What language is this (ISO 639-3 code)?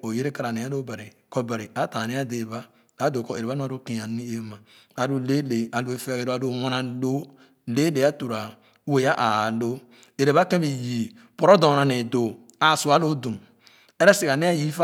ogo